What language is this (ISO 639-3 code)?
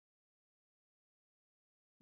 pus